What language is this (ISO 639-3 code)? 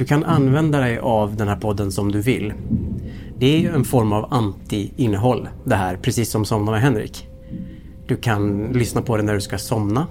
swe